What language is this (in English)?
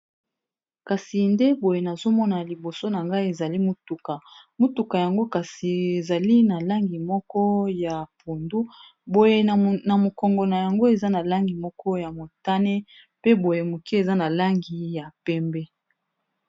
Lingala